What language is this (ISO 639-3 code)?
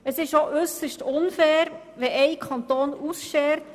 gsw